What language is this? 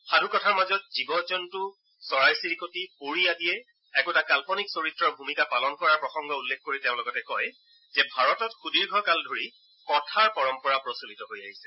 Assamese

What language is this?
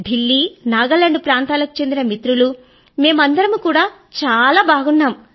Telugu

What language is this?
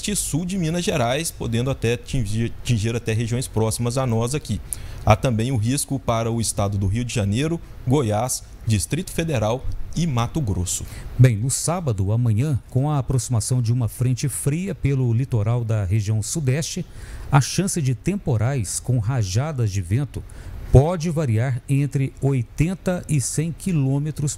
Portuguese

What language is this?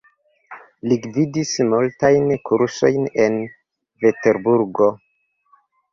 Esperanto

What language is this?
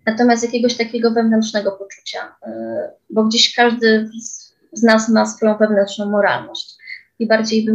Polish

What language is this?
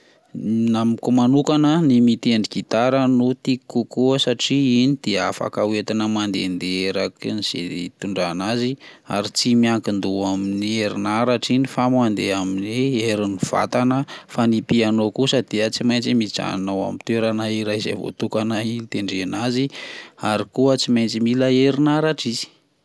Malagasy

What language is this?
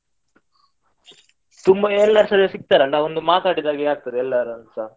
Kannada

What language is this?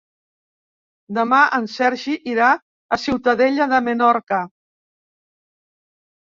Catalan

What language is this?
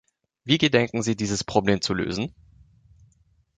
German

